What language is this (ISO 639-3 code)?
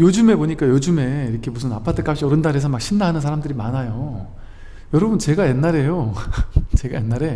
kor